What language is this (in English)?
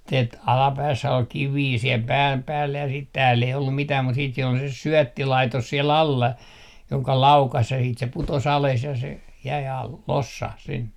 Finnish